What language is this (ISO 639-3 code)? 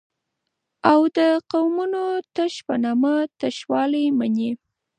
pus